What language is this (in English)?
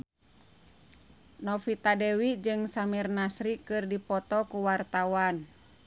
Sundanese